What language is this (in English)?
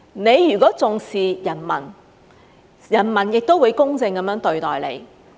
Cantonese